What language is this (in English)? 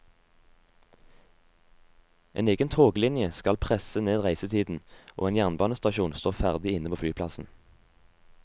Norwegian